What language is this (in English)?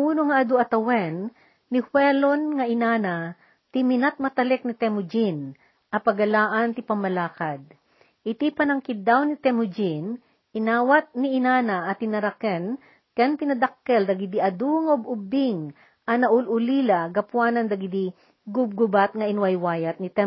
Filipino